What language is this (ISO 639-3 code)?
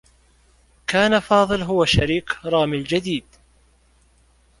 ara